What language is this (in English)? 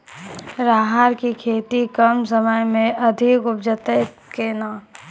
Maithili